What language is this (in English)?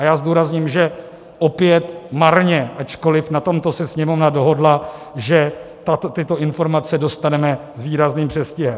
Czech